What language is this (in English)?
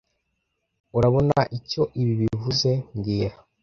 Kinyarwanda